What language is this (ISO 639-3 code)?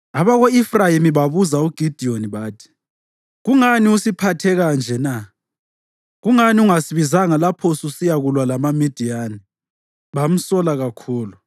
nde